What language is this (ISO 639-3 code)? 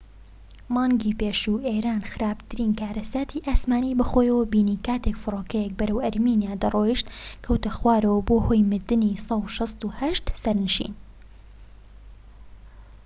ckb